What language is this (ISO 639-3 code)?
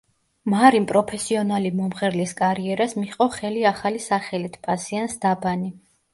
kat